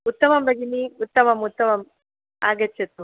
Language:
Sanskrit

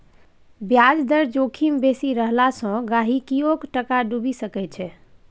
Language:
Maithili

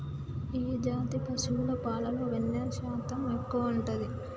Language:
Telugu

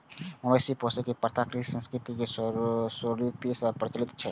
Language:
Maithili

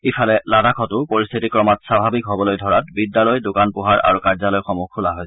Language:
Assamese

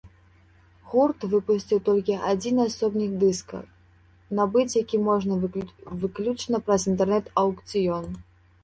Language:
Belarusian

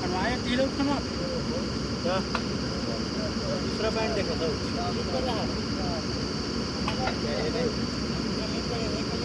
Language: Norwegian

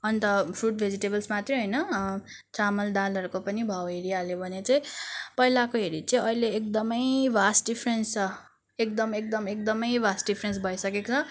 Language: Nepali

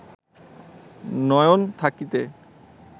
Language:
Bangla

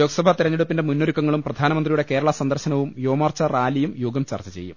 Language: Malayalam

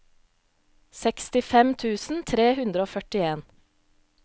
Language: Norwegian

